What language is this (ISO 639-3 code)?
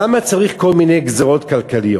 heb